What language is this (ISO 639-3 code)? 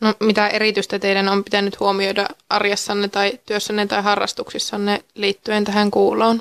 fin